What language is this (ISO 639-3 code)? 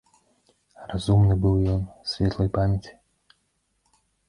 bel